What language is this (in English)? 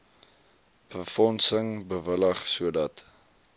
Afrikaans